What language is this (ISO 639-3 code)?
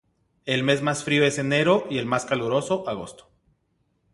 spa